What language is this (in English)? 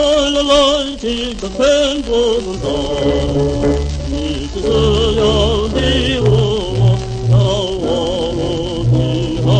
Greek